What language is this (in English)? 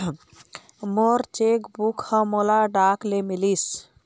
Chhattisgarhi